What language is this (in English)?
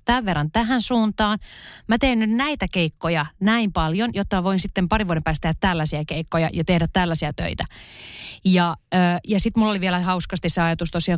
Finnish